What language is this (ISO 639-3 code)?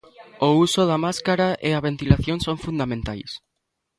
glg